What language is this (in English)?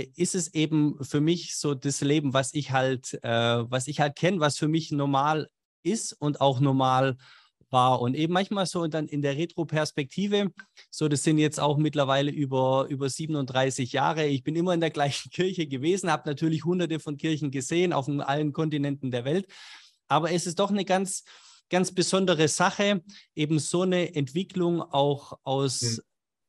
German